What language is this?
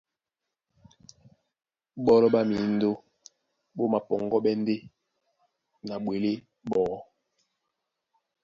Duala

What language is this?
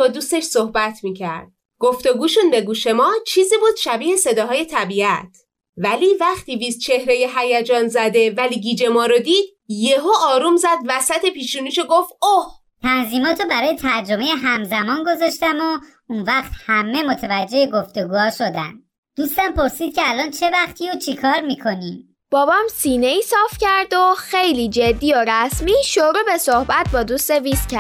Persian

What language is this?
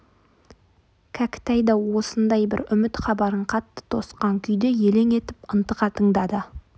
Kazakh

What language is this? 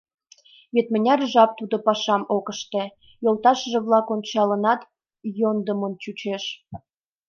Mari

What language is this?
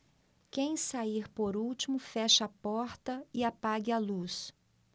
Portuguese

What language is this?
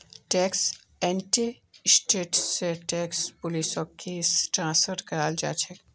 Magahi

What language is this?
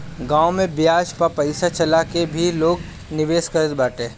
Bhojpuri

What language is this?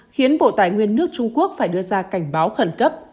Vietnamese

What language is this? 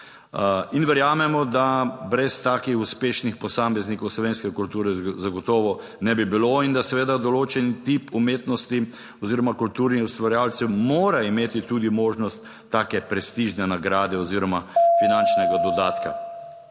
Slovenian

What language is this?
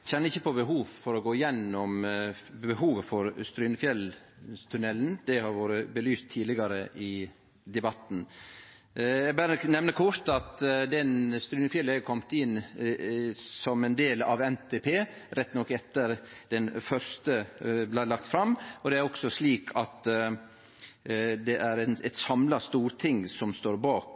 Norwegian Nynorsk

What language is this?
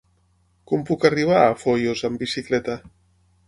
Catalan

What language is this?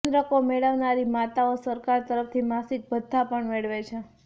Gujarati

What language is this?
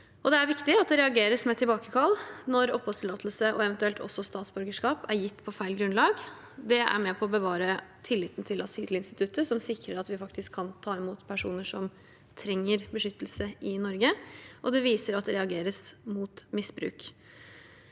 Norwegian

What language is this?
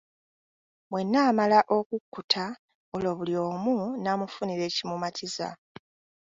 Ganda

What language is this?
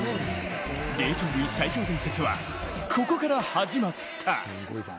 Japanese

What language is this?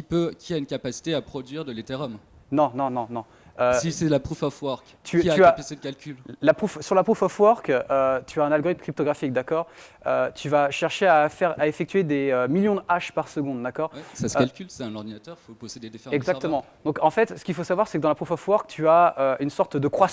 French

